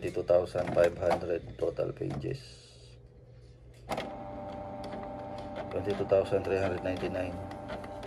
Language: Filipino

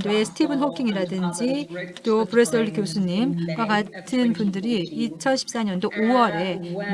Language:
Korean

